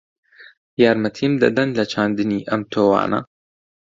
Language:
Central Kurdish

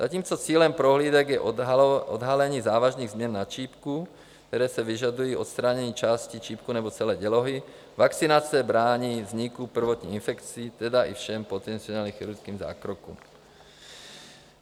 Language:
Czech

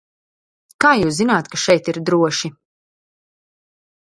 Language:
Latvian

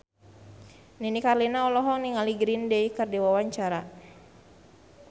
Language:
Sundanese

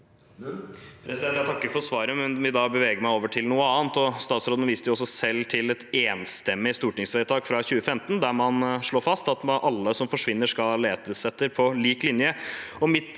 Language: Norwegian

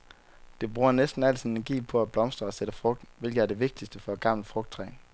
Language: Danish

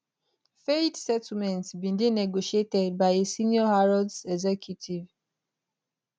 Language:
Nigerian Pidgin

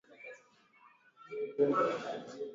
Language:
Swahili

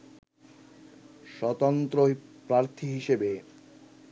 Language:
Bangla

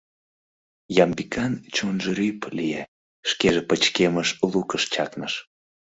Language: Mari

